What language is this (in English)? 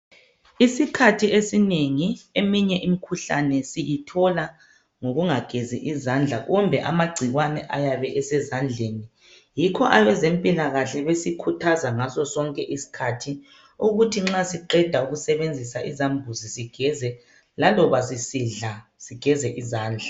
North Ndebele